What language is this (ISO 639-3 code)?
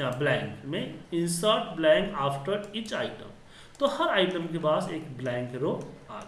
hin